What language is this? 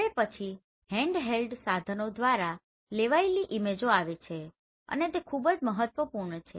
Gujarati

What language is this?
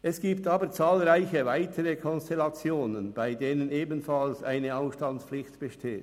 Swiss German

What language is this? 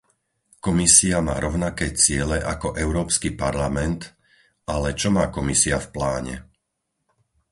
Slovak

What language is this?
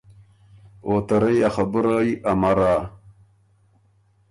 Ormuri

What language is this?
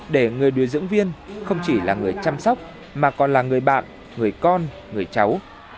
Vietnamese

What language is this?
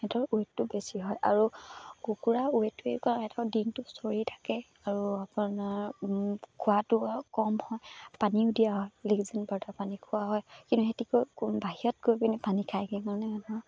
Assamese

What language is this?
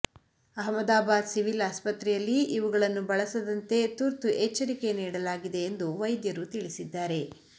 Kannada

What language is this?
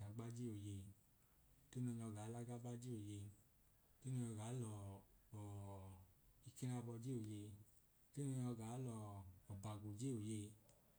Idoma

